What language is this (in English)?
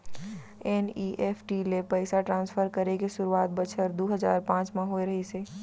Chhattisgarhi